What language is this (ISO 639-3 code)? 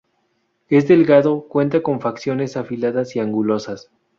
spa